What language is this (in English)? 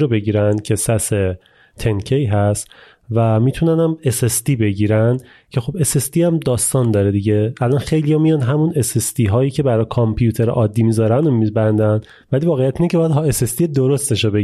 Persian